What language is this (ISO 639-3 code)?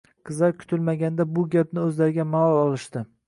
uzb